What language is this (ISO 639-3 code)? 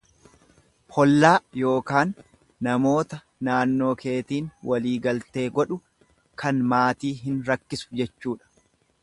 orm